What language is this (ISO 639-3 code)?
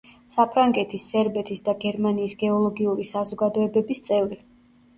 kat